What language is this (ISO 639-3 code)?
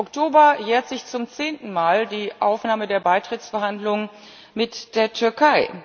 deu